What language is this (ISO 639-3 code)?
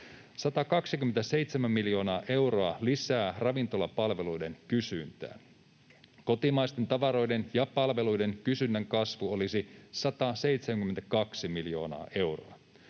fin